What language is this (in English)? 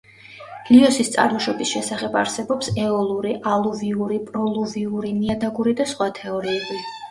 Georgian